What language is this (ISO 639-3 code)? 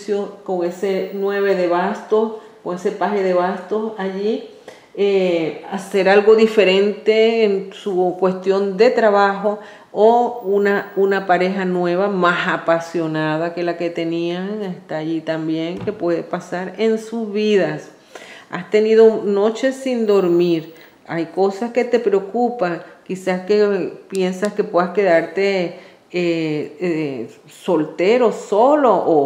spa